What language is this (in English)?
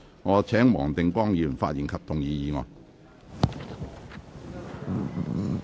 Cantonese